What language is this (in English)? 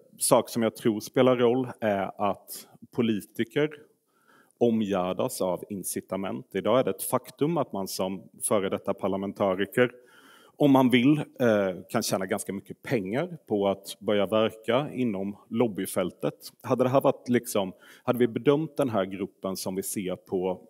Swedish